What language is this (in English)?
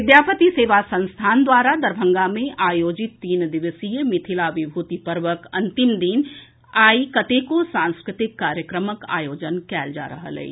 Maithili